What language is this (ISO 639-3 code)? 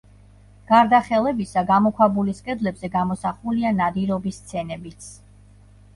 kat